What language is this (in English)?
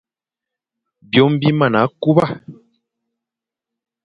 Fang